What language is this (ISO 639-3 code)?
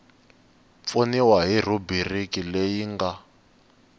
tso